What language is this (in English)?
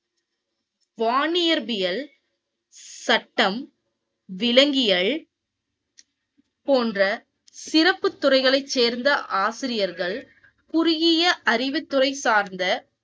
Tamil